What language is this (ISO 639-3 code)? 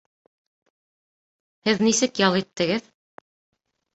bak